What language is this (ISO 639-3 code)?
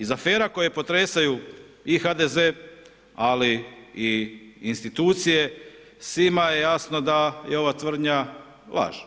hrv